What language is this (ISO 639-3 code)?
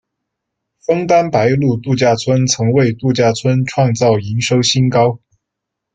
zho